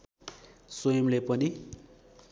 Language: Nepali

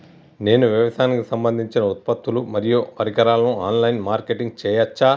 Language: Telugu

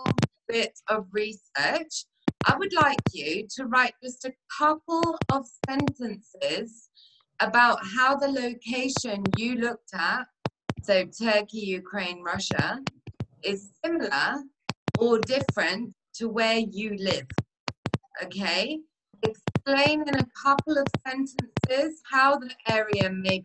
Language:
English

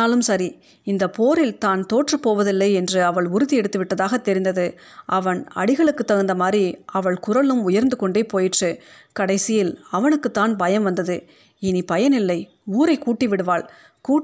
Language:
Tamil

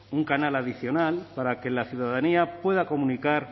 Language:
Spanish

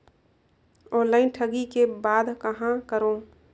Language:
Chhattisgarhi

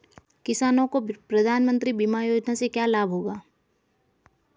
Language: Hindi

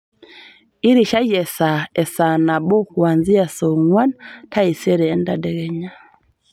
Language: Masai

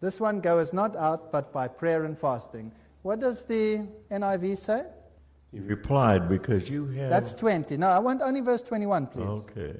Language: English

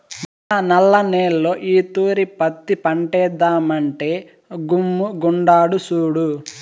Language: Telugu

